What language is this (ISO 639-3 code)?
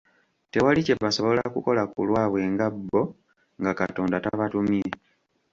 lug